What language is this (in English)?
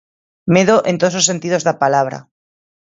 Galician